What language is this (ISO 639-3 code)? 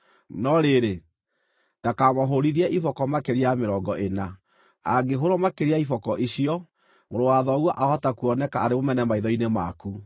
kik